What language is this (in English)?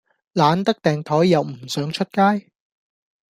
Cantonese